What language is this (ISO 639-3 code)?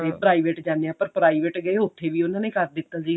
pan